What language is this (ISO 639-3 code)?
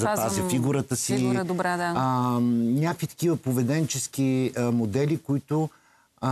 bul